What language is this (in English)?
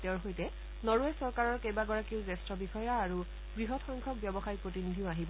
Assamese